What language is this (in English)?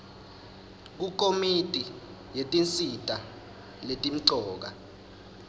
Swati